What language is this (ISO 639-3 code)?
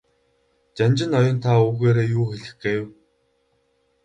mon